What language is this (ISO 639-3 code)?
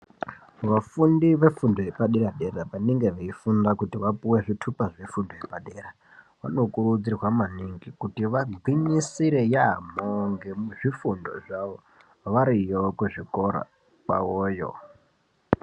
ndc